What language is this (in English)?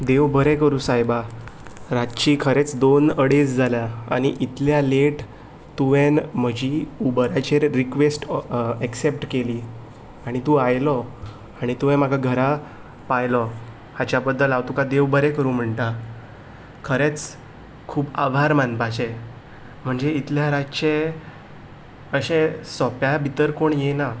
Konkani